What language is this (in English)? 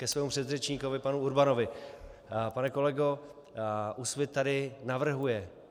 Czech